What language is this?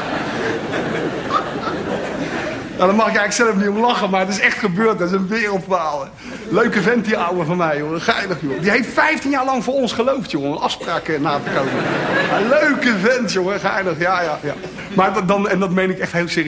Dutch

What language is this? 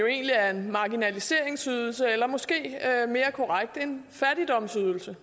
Danish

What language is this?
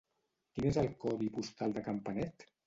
Catalan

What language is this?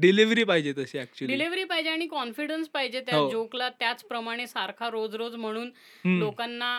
Marathi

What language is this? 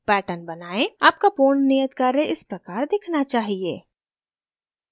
Hindi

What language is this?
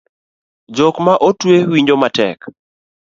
Luo (Kenya and Tanzania)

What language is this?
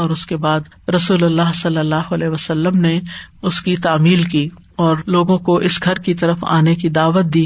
Urdu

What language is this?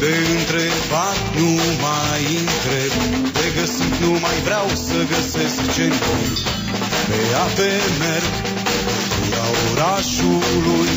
Czech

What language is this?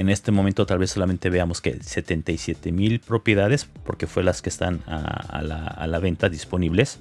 Spanish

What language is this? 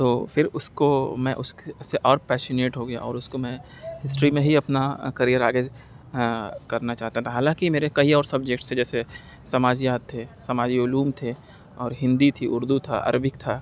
Urdu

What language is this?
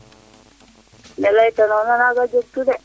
Serer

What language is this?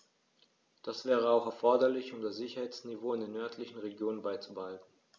German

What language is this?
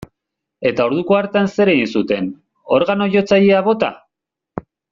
Basque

